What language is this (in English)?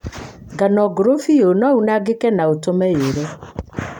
Kikuyu